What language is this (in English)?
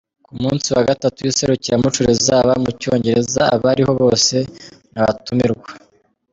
Kinyarwanda